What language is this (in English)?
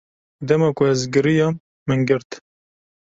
Kurdish